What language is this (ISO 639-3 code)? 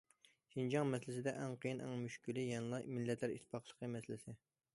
uig